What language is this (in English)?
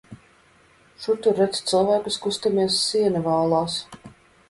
Latvian